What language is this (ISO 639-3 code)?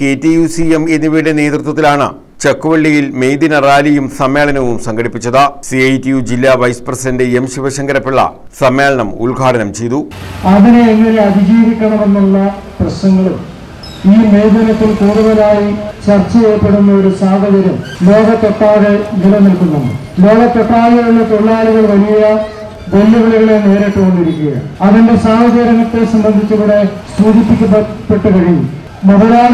mal